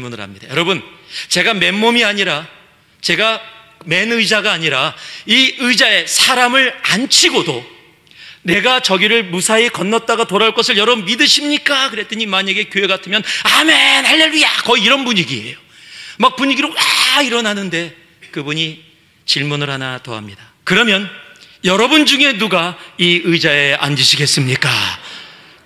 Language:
Korean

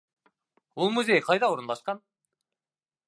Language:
Bashkir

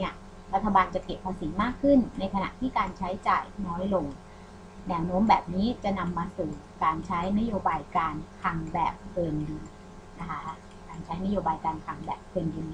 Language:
Thai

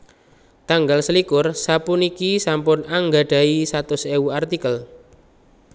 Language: Javanese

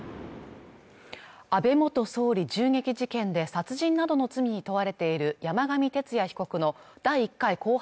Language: Japanese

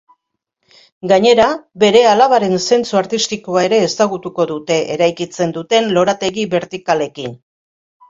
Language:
Basque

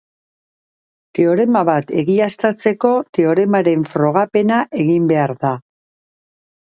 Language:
Basque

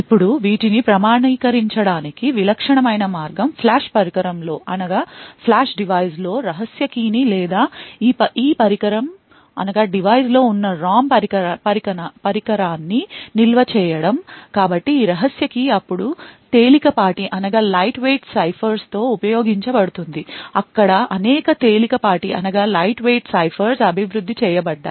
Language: Telugu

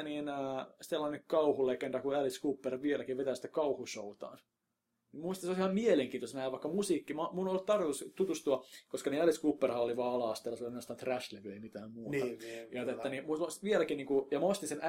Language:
Finnish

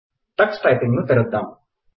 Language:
Telugu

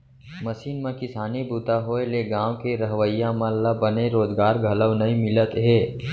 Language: Chhattisgarhi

